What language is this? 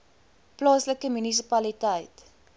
Afrikaans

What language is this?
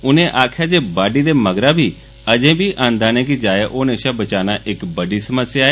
Dogri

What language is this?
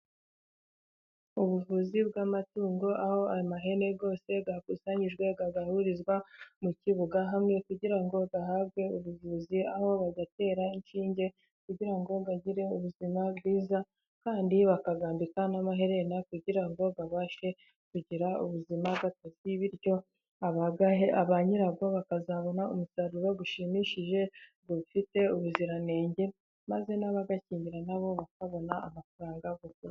Kinyarwanda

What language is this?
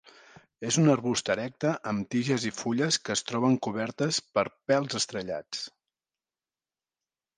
Catalan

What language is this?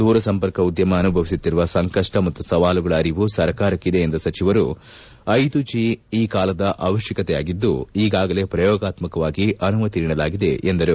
Kannada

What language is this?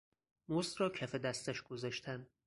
Persian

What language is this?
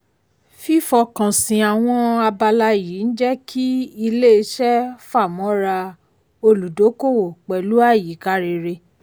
Yoruba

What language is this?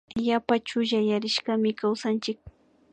Imbabura Highland Quichua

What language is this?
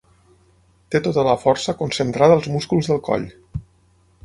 Catalan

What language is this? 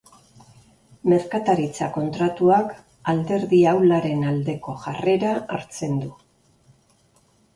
Basque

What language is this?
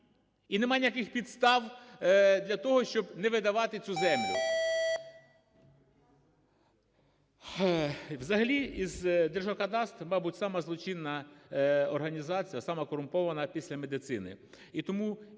Ukrainian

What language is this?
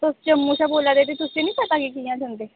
Dogri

